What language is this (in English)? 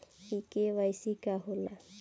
Bhojpuri